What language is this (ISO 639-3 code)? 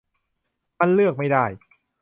tha